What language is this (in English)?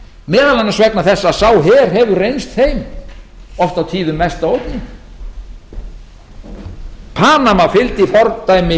Icelandic